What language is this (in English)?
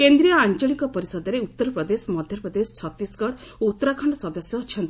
Odia